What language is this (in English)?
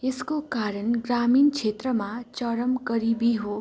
Nepali